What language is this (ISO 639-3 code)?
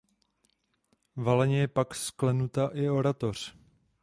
ces